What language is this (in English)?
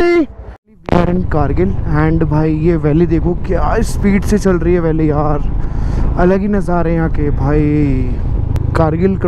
Hindi